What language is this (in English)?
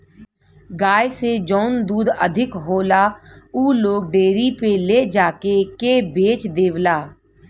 Bhojpuri